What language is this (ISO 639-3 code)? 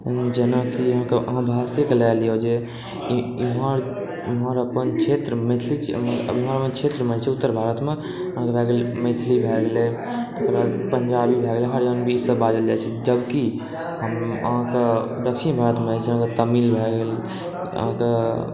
mai